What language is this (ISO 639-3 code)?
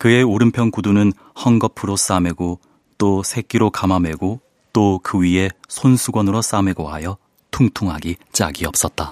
kor